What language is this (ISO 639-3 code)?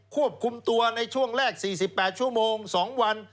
tha